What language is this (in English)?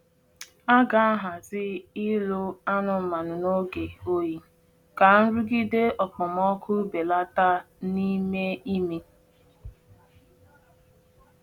Igbo